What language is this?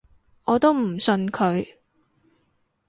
Cantonese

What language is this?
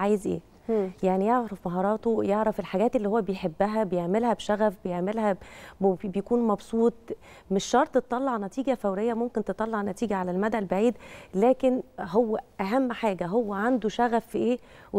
Arabic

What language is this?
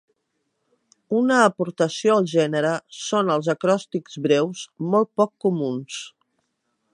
Catalan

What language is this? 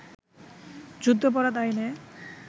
Bangla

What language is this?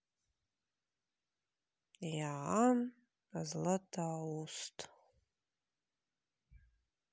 Russian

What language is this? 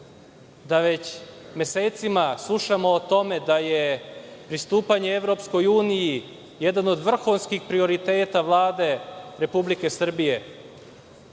Serbian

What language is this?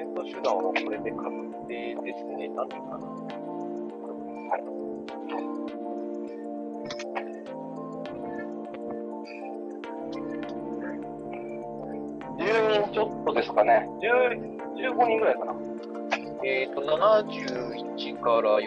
Japanese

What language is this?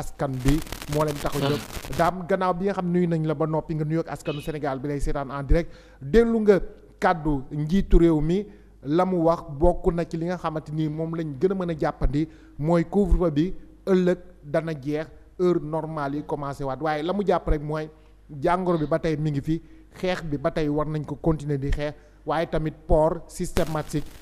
French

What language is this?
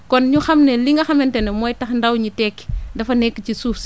Wolof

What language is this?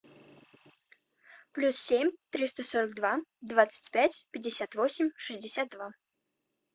Russian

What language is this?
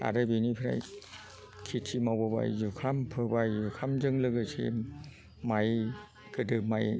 Bodo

